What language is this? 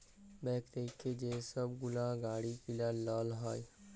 Bangla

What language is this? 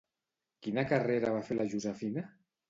Catalan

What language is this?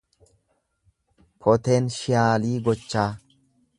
Oromo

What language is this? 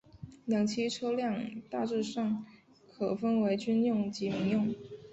Chinese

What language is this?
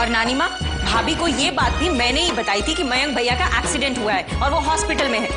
Hindi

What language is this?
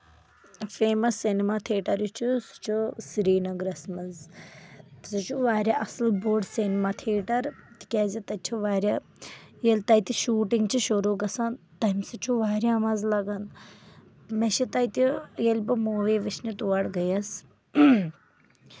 Kashmiri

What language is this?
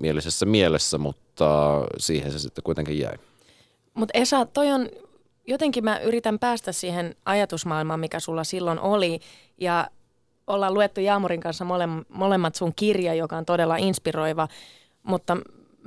Finnish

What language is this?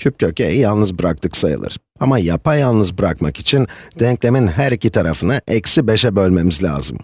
Turkish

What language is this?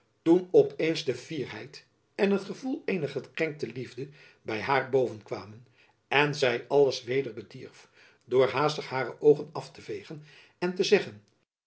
Dutch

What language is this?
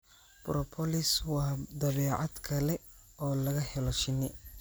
Somali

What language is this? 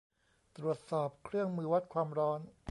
Thai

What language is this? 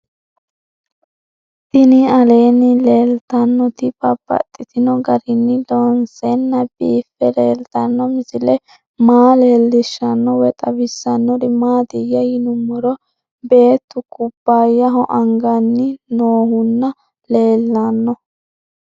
Sidamo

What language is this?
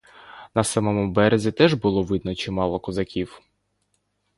Ukrainian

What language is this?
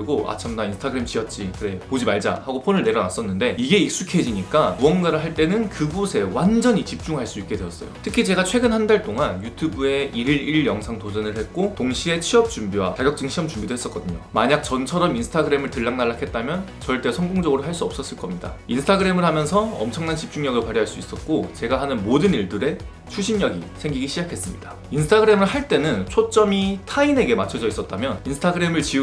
Korean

